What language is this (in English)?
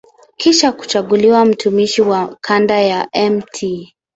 Swahili